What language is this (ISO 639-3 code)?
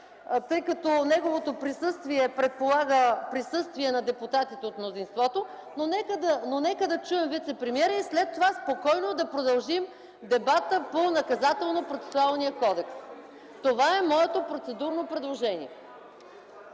bul